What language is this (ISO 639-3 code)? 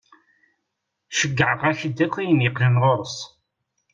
kab